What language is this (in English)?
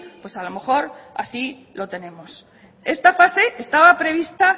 Spanish